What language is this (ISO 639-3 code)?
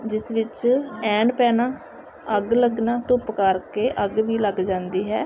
pan